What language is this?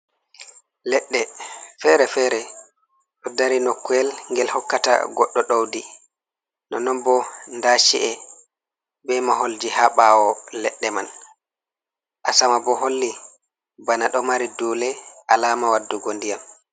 Fula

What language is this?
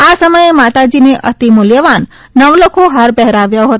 Gujarati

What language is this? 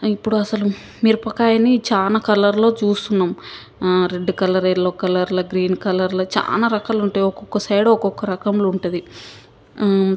Telugu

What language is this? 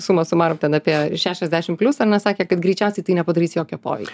Lithuanian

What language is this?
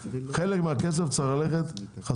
Hebrew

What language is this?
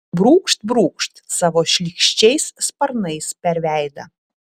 Lithuanian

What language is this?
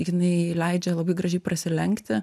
Lithuanian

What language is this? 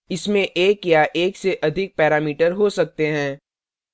Hindi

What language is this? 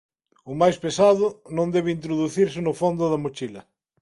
Galician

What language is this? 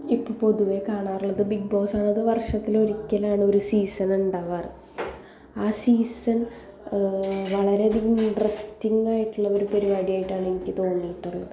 Malayalam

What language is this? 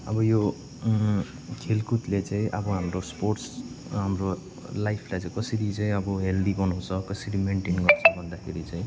Nepali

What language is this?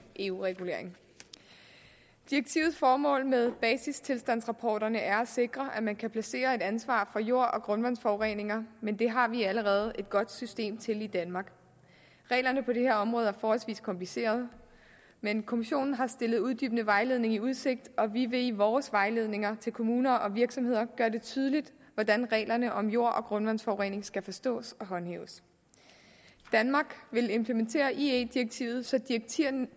Danish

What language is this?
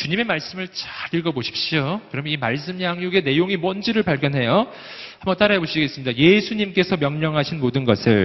Korean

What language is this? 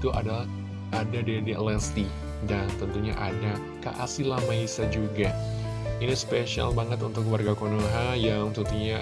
Indonesian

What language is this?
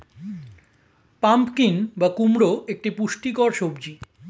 Bangla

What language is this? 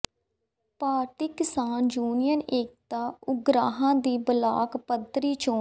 Punjabi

